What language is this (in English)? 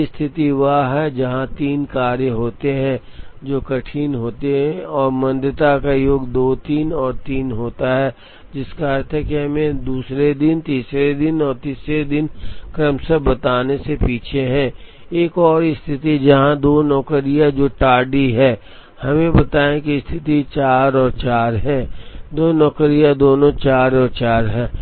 Hindi